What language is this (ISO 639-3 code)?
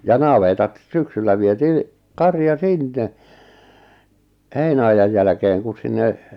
fin